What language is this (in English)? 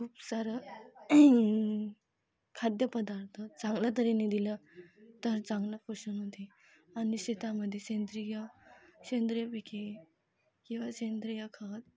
Marathi